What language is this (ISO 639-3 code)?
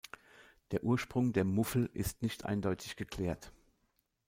deu